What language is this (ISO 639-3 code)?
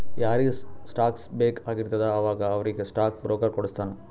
kan